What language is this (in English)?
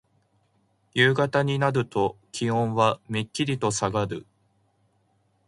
Japanese